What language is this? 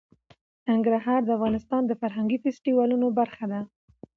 Pashto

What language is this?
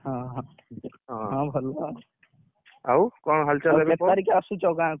Odia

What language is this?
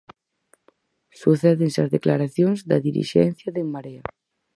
Galician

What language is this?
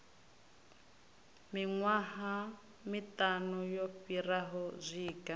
Venda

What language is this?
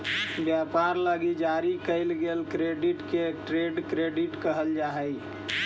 Magahi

